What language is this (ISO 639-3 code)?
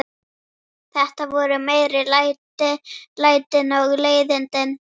isl